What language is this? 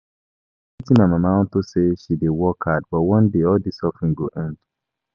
Nigerian Pidgin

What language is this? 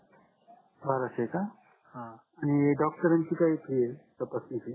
Marathi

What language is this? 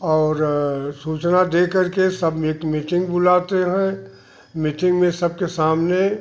Hindi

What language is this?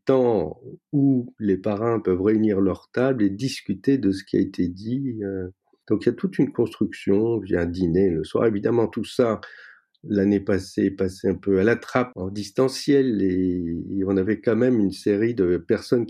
French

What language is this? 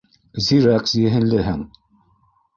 Bashkir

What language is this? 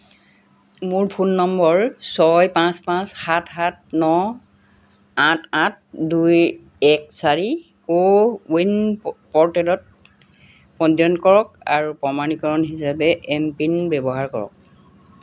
Assamese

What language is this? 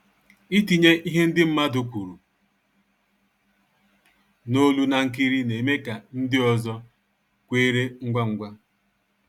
Igbo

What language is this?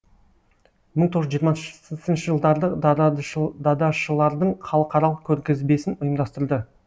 Kazakh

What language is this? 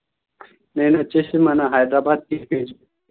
Telugu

